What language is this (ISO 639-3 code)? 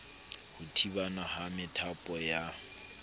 sot